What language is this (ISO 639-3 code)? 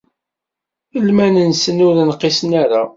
kab